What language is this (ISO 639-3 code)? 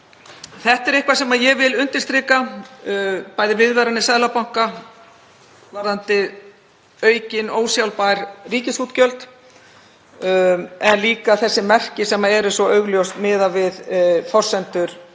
isl